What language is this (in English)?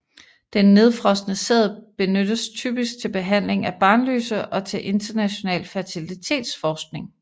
Danish